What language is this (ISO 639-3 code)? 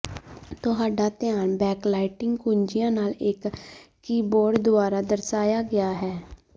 pan